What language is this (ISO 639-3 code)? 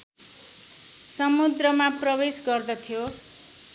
nep